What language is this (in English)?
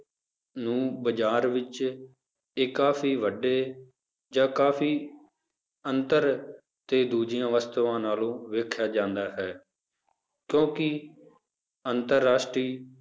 Punjabi